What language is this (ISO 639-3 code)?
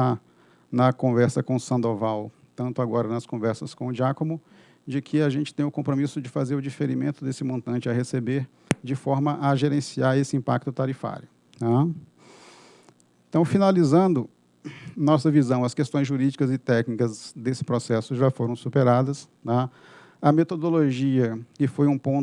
por